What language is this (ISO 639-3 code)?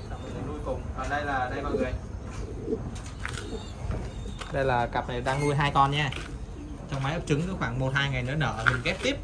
vie